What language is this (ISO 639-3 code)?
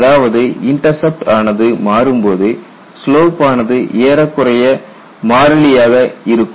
tam